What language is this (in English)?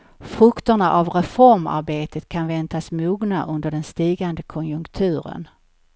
Swedish